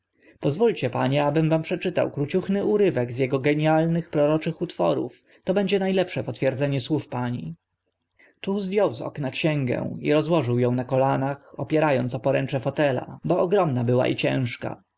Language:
Polish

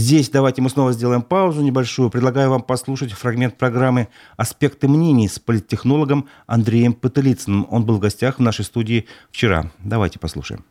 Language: Russian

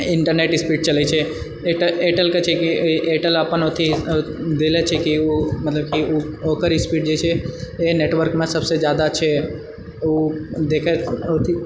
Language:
Maithili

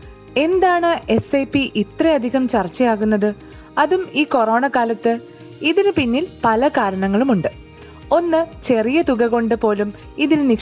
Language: Malayalam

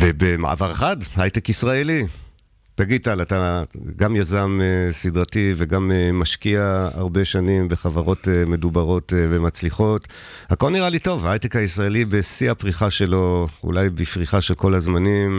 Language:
Hebrew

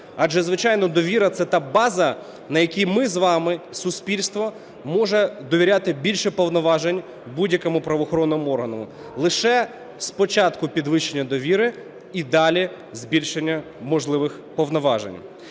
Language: Ukrainian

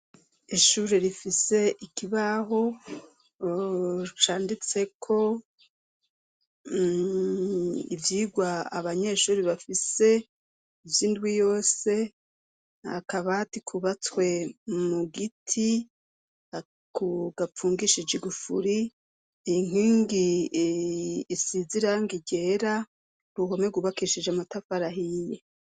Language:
Rundi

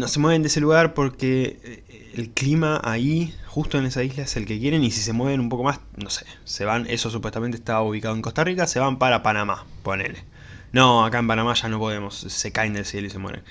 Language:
Spanish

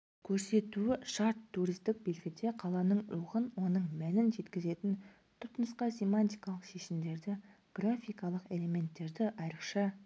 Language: Kazakh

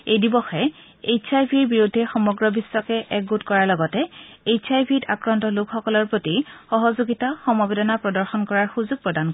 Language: Assamese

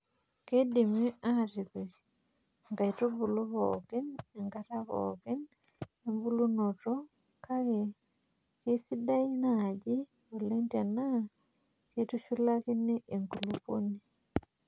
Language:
Masai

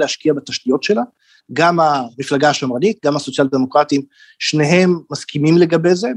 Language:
Hebrew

